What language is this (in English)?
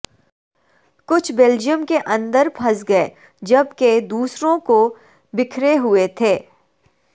Urdu